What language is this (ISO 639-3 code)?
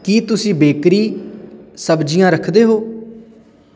pan